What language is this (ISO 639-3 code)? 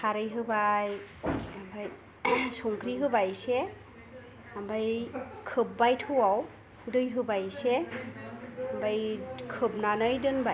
brx